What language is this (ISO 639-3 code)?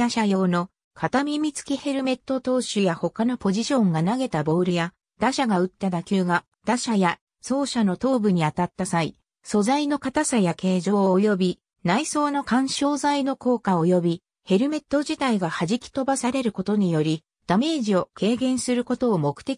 jpn